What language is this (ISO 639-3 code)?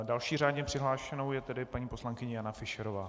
ces